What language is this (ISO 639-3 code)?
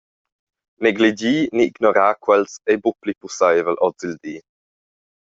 roh